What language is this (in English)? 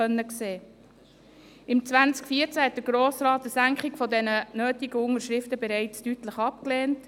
Swiss German